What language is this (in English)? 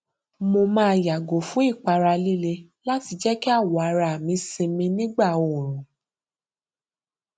Yoruba